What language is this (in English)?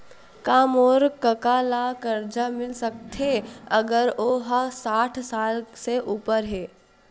Chhattisgarhi